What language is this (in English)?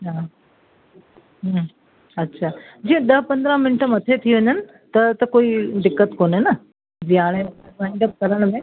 Sindhi